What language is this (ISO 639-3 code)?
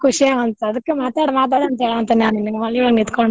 kan